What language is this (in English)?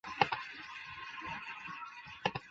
Chinese